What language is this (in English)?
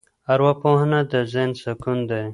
Pashto